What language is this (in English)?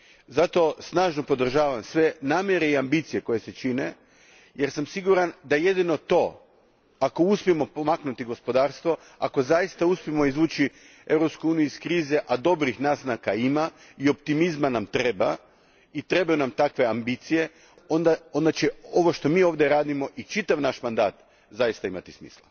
Croatian